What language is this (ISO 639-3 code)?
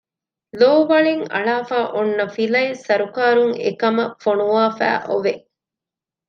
div